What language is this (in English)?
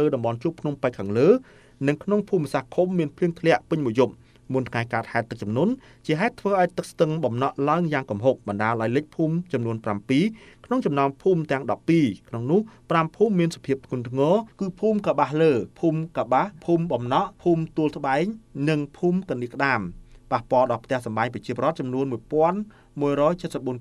Thai